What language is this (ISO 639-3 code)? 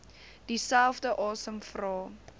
afr